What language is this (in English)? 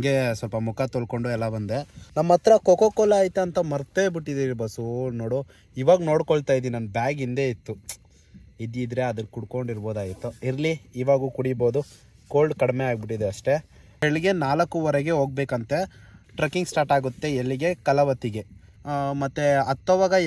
Arabic